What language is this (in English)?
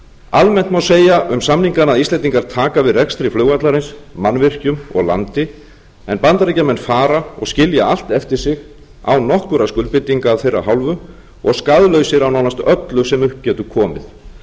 Icelandic